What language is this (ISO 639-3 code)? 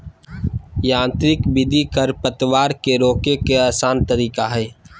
mag